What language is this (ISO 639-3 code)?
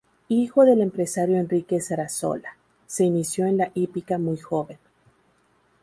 spa